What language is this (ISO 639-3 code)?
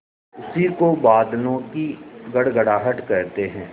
hin